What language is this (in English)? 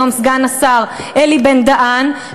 Hebrew